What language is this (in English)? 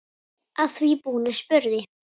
Icelandic